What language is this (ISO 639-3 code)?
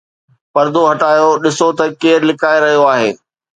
snd